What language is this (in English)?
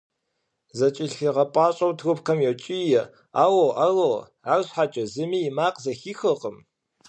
Kabardian